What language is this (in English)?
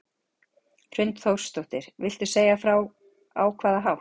Icelandic